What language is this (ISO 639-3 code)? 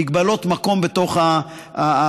heb